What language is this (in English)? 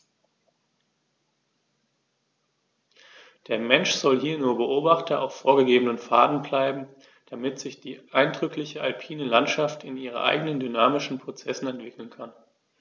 German